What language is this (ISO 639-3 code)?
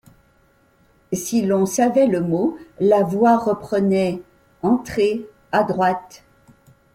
fra